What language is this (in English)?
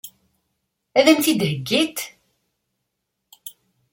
Kabyle